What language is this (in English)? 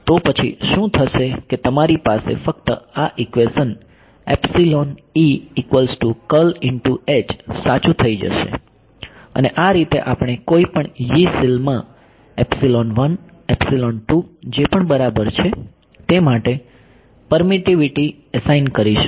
Gujarati